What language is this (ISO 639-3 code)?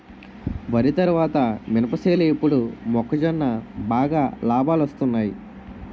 tel